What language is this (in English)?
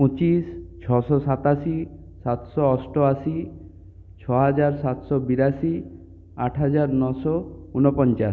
Bangla